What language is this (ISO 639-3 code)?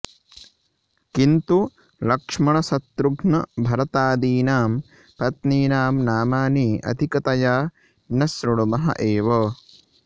san